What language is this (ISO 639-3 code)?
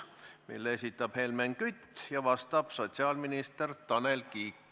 est